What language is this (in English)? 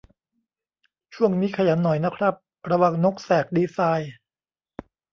Thai